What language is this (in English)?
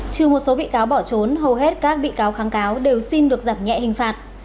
Vietnamese